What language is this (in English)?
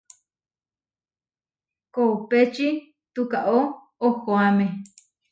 Huarijio